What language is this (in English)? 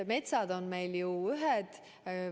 Estonian